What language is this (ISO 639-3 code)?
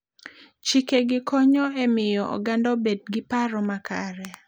luo